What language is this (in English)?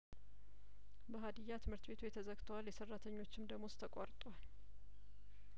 Amharic